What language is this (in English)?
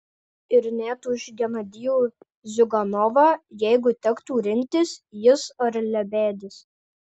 Lithuanian